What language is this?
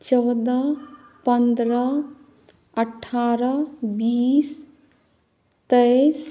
Maithili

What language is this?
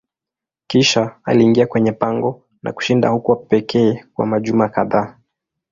Swahili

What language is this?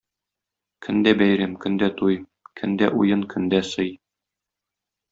Tatar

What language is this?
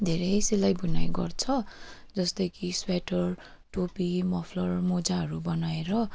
Nepali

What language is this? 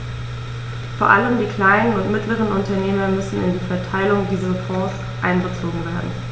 German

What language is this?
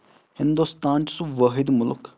Kashmiri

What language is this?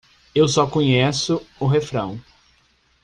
Portuguese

